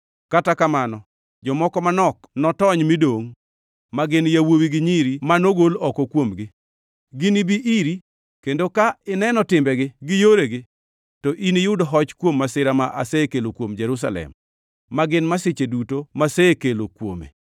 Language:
Luo (Kenya and Tanzania)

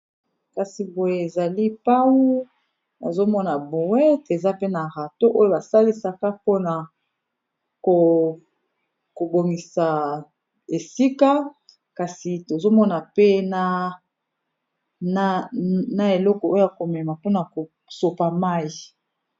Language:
Lingala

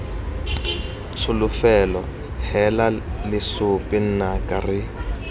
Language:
Tswana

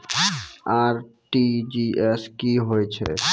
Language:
Maithili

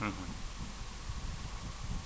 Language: Wolof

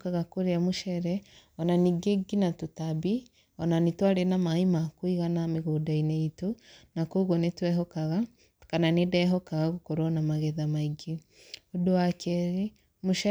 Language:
Kikuyu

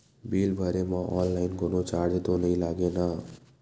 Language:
Chhattisgarhi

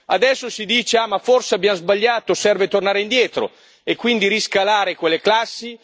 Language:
Italian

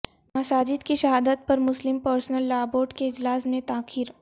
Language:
Urdu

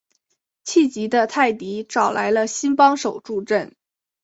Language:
Chinese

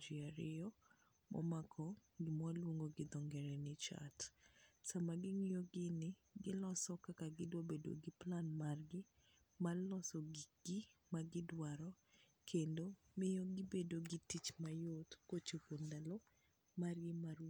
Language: Luo (Kenya and Tanzania)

